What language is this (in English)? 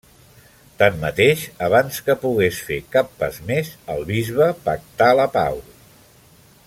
Catalan